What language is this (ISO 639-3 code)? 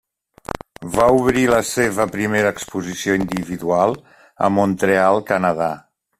cat